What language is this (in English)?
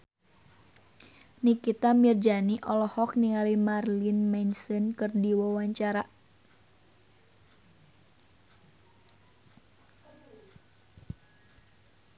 Sundanese